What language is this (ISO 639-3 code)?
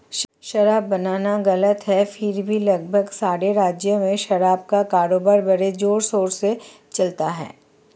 hin